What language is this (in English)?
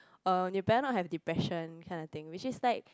English